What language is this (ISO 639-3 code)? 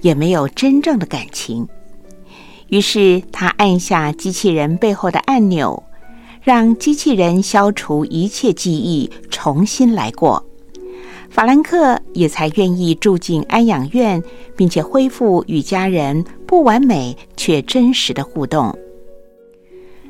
zho